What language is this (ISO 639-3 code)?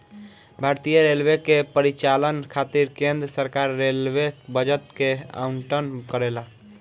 bho